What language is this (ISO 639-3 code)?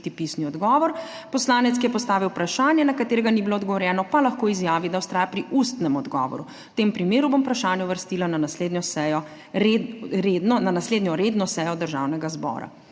slv